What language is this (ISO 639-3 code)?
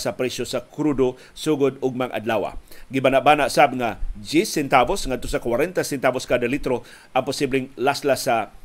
fil